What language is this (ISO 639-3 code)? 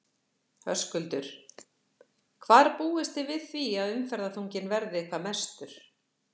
isl